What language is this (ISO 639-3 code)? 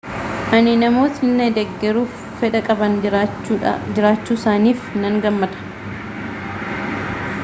orm